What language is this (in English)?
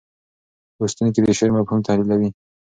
Pashto